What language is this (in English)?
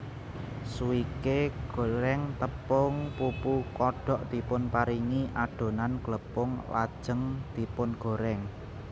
Javanese